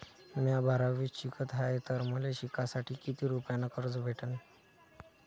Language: Marathi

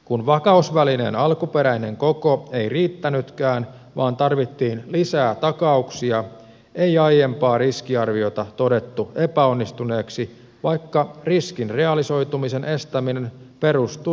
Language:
Finnish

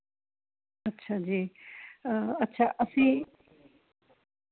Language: Punjabi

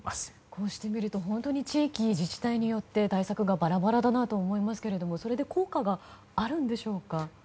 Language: Japanese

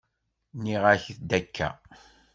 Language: Kabyle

